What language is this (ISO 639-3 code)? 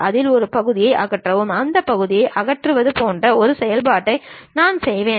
tam